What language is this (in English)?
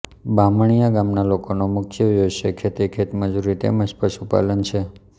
Gujarati